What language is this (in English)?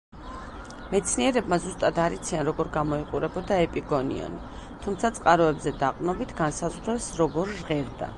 Georgian